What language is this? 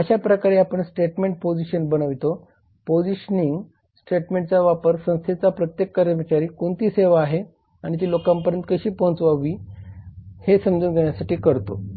Marathi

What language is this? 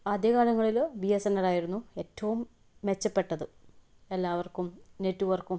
Malayalam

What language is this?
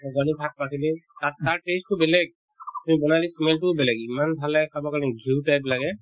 Assamese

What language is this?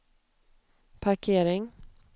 Swedish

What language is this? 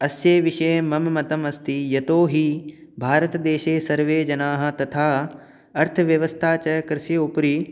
Sanskrit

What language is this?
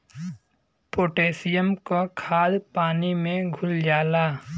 Bhojpuri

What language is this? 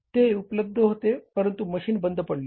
Marathi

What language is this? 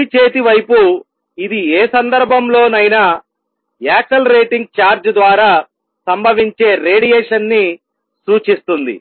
Telugu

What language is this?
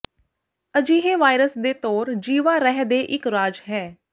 Punjabi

